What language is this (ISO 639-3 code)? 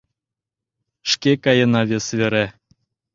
chm